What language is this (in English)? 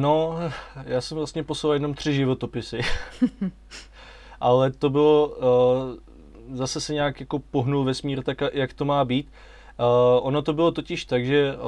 Czech